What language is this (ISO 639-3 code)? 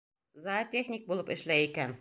bak